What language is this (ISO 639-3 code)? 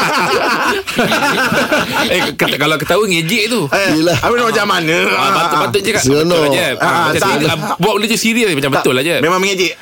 msa